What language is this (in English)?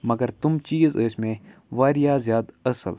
Kashmiri